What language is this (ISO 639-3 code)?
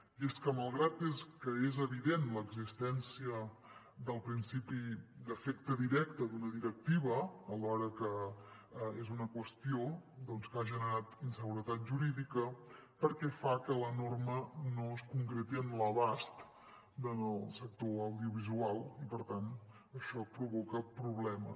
cat